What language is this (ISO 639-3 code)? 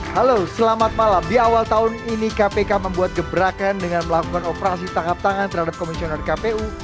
ind